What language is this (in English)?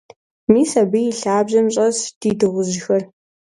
Kabardian